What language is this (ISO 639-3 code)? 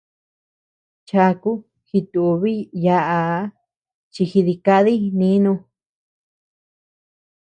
cux